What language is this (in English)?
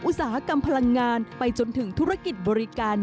Thai